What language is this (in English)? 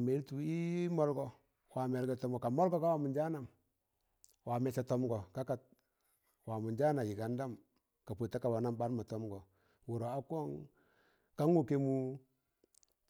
Tangale